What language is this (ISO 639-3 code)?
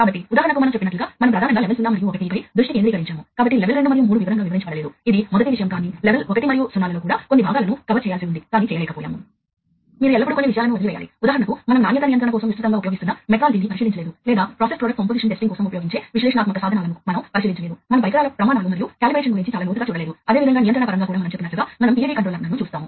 tel